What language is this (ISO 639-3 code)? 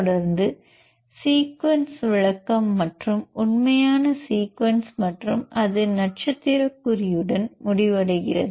tam